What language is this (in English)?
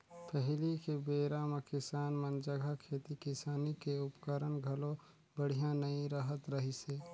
Chhattisgarhi